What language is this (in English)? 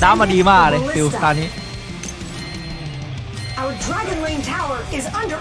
Thai